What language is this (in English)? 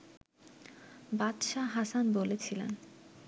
Bangla